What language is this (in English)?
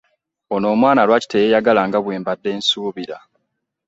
Ganda